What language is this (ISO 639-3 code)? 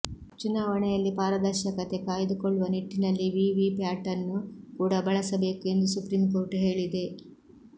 kan